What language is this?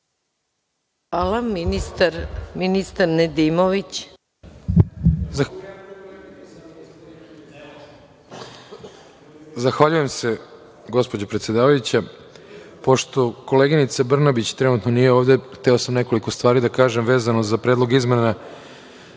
Serbian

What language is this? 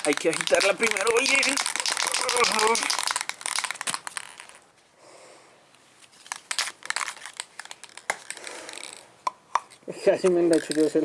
Spanish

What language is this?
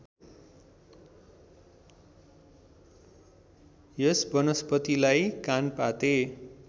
Nepali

